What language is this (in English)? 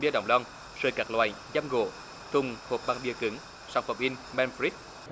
Vietnamese